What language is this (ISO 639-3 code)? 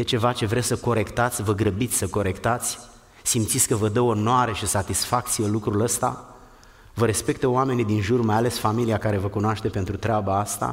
ron